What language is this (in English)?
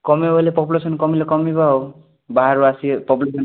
Odia